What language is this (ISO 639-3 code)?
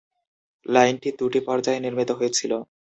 ben